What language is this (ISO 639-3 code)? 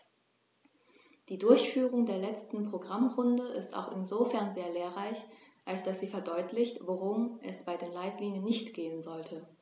deu